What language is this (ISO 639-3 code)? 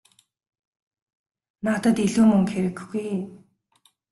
mon